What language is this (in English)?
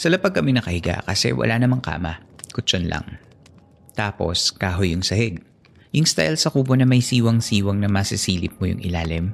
Filipino